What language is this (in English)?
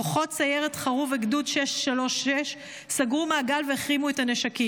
Hebrew